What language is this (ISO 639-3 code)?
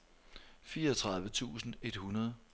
dan